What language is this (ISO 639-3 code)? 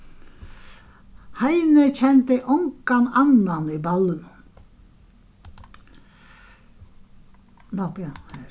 fao